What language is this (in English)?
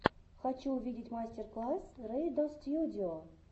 Russian